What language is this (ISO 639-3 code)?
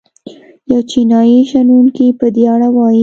pus